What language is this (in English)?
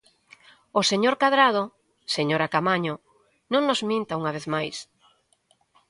Galician